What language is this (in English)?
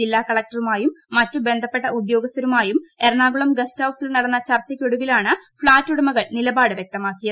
Malayalam